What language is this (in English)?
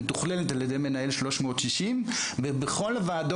Hebrew